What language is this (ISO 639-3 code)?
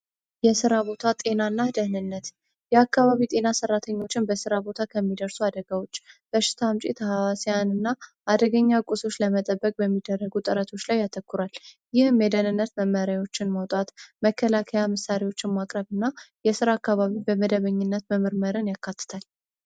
amh